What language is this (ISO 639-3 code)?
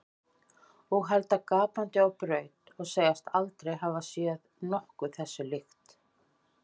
isl